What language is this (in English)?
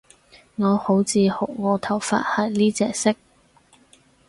Cantonese